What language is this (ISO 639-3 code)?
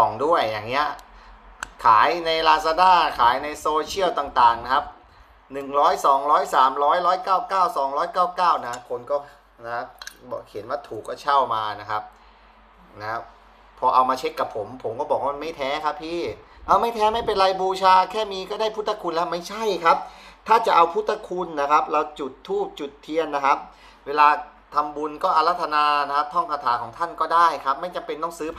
tha